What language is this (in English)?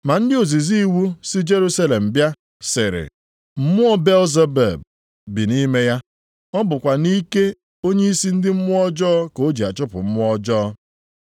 Igbo